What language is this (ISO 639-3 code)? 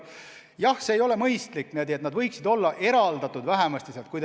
est